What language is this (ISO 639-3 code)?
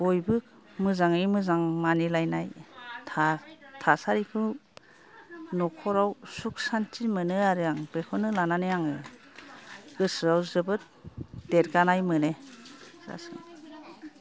brx